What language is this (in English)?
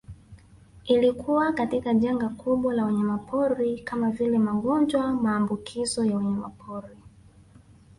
Swahili